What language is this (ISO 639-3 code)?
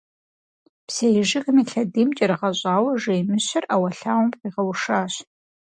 kbd